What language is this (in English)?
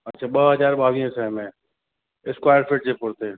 Sindhi